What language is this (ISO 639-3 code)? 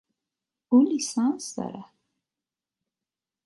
fas